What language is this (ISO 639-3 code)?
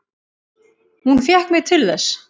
isl